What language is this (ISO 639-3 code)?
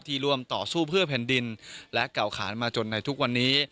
tha